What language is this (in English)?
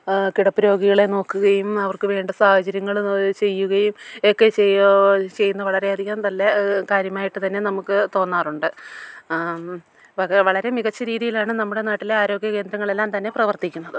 Malayalam